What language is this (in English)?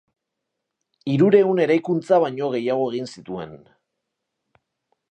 Basque